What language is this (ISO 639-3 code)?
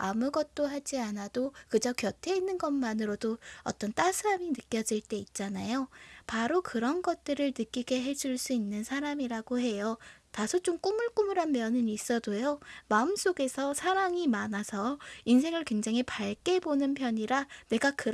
kor